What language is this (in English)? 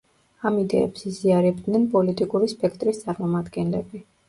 Georgian